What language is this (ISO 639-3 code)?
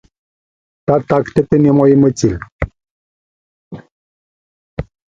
tvu